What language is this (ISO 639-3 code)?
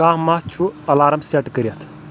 kas